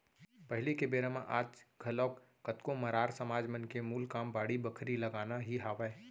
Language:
Chhattisgarhi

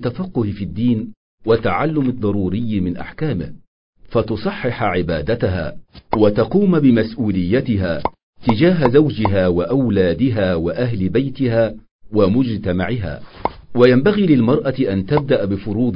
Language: Arabic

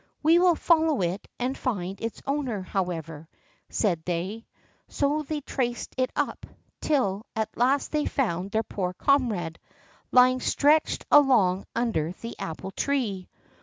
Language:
English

